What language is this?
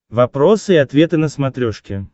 Russian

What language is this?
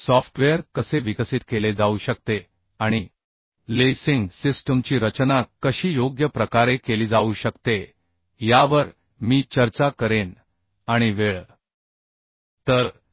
Marathi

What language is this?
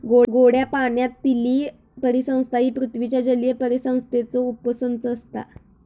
Marathi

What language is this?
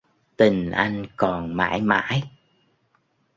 Vietnamese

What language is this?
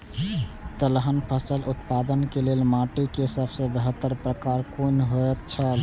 Maithili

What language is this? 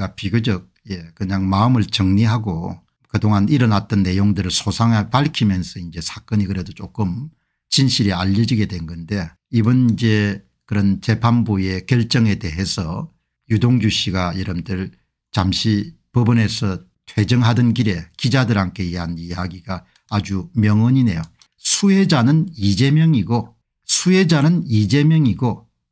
Korean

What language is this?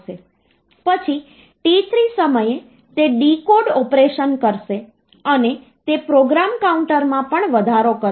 Gujarati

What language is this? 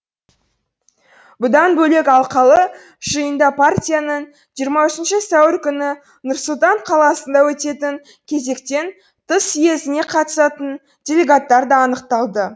Kazakh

